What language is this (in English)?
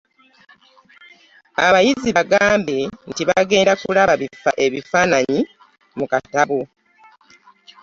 Ganda